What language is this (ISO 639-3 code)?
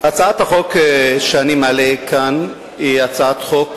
heb